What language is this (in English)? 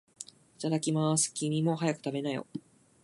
Japanese